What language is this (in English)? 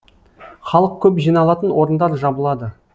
Kazakh